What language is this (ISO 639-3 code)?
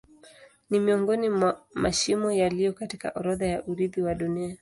swa